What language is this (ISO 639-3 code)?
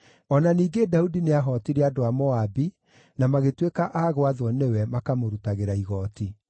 kik